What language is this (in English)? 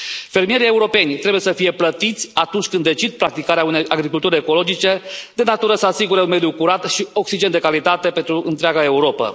Romanian